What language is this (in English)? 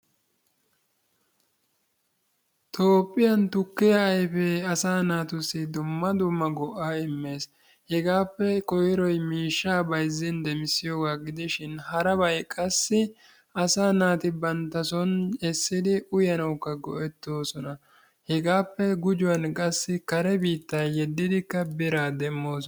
Wolaytta